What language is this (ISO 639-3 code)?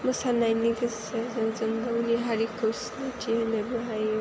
brx